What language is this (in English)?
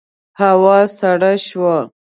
Pashto